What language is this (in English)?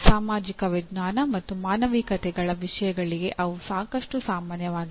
Kannada